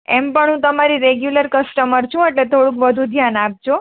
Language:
Gujarati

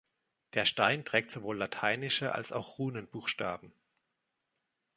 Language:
German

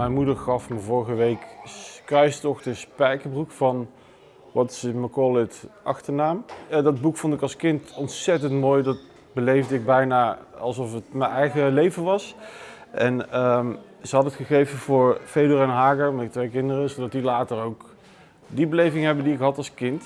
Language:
Dutch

